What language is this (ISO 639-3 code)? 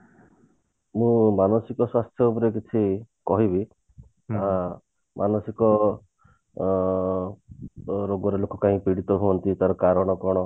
ori